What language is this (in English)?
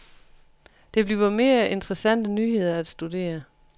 Danish